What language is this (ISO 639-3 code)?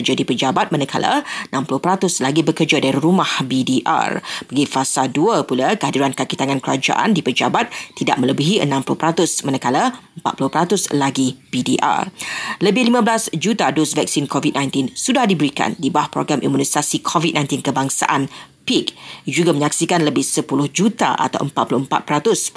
msa